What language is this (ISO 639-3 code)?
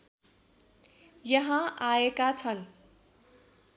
nep